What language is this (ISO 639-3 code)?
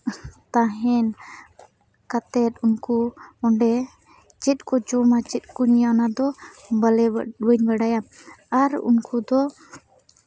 sat